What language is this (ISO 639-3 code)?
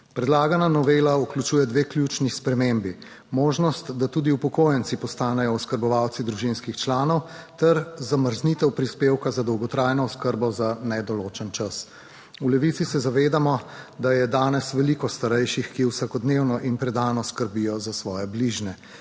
slv